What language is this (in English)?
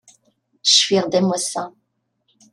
Kabyle